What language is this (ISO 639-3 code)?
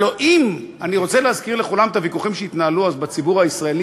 heb